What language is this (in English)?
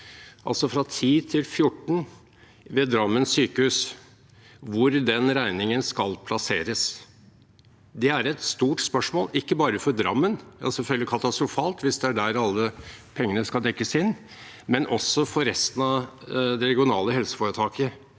Norwegian